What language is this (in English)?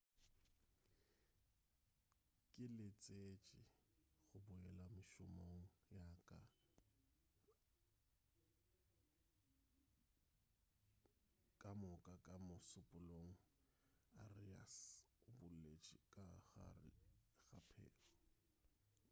Northern Sotho